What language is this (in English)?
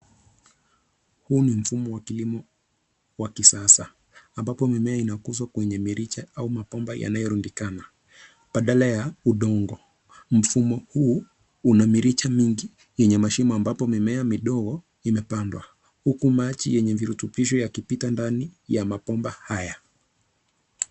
Swahili